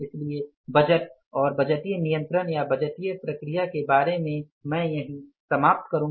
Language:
Hindi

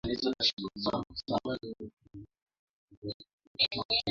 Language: Swahili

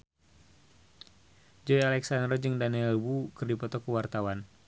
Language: Sundanese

